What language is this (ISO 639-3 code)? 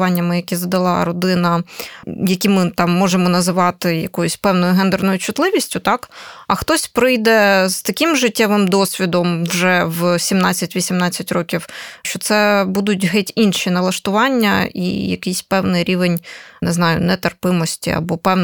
ukr